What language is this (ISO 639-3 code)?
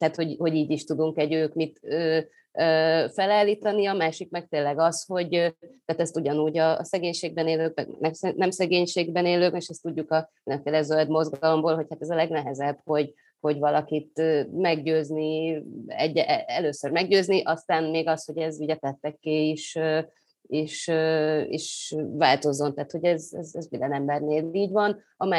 hun